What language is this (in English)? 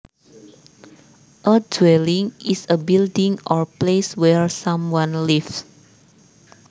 Javanese